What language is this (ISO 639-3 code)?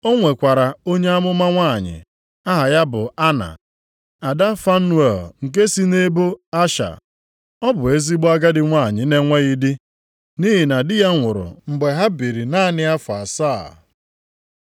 ibo